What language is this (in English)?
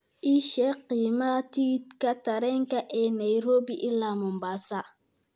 Somali